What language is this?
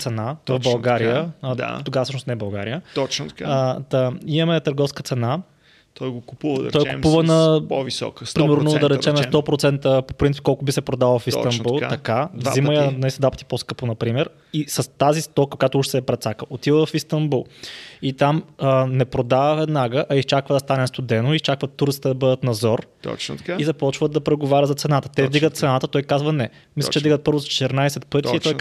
Bulgarian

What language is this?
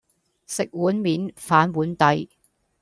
Cantonese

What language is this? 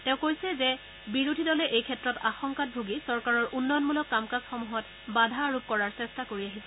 Assamese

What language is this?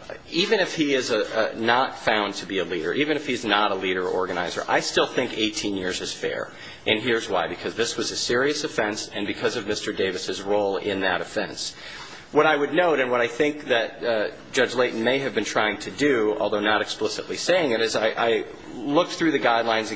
English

